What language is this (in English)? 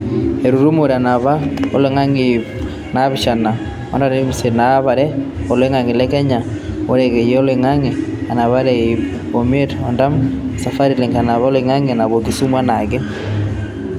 Masai